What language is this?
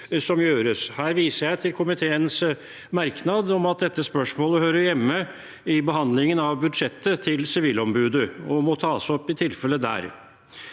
Norwegian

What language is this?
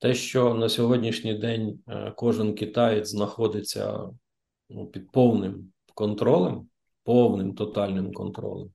Ukrainian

